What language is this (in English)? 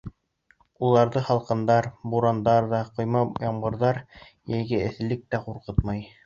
Bashkir